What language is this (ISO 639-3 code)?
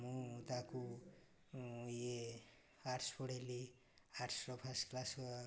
ori